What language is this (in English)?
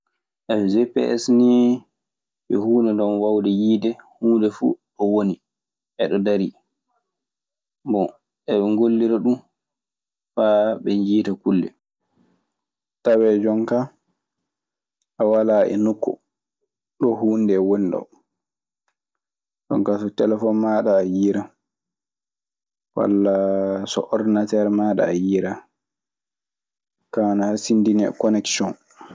Maasina Fulfulde